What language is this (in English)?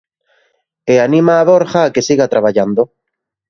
Galician